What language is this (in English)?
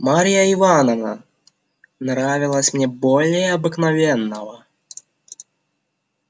Russian